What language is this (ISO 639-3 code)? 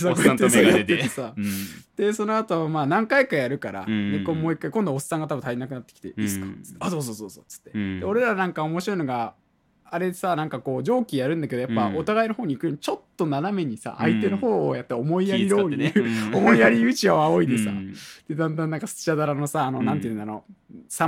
jpn